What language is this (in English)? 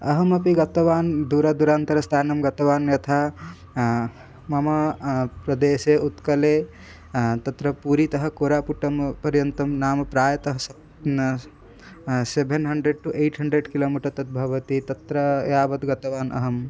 Sanskrit